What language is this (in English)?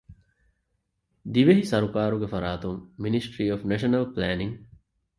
Divehi